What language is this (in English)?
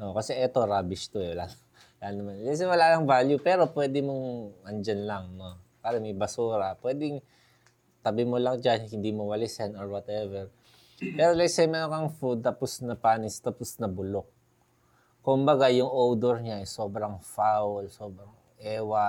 Filipino